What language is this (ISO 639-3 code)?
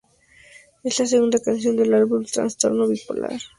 spa